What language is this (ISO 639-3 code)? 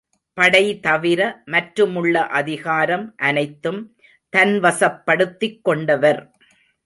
tam